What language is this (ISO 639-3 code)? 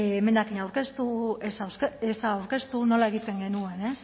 eus